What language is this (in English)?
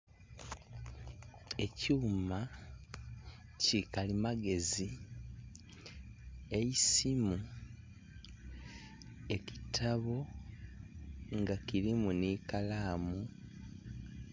Soga